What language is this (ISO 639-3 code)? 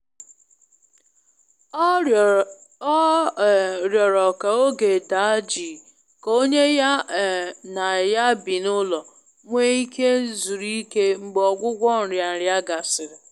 ibo